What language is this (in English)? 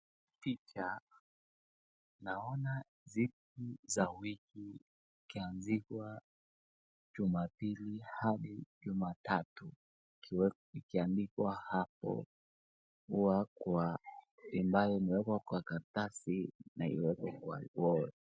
Swahili